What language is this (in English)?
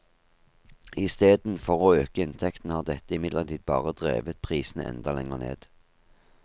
Norwegian